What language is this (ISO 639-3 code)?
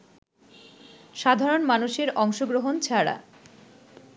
ben